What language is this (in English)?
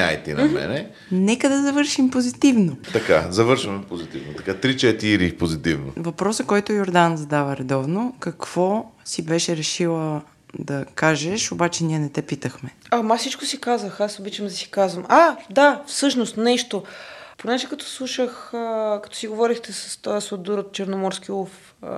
Bulgarian